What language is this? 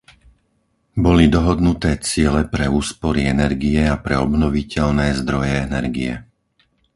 Slovak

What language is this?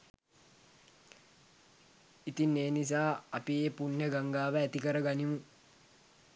Sinhala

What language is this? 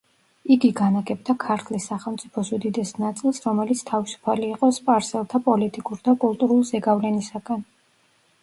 Georgian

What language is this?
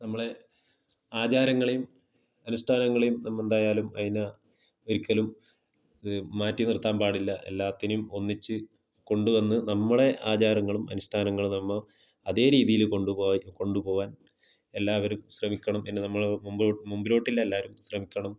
Malayalam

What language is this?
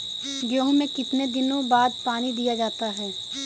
Hindi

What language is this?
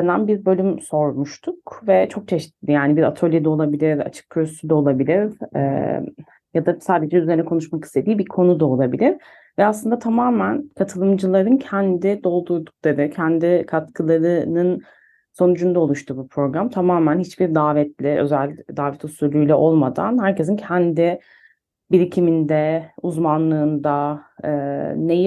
Turkish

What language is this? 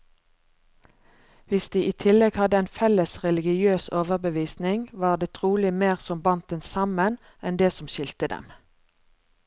Norwegian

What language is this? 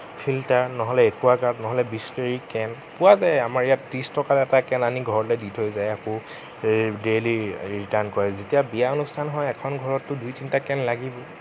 Assamese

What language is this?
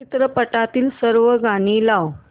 Marathi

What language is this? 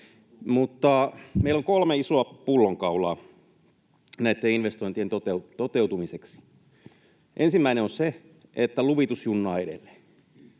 Finnish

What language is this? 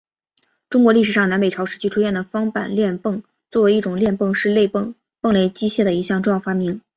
Chinese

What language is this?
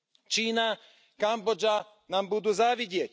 Slovak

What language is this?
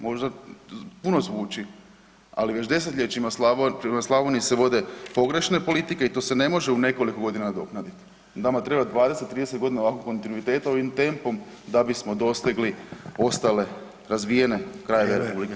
Croatian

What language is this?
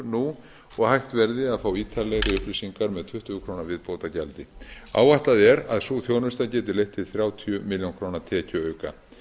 Icelandic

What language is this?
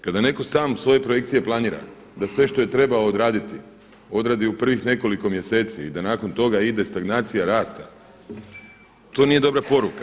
Croatian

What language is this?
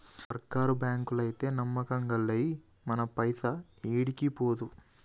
Telugu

